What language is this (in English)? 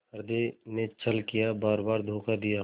Hindi